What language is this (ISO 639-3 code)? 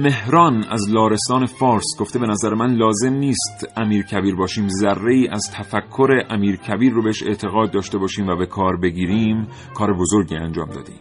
fas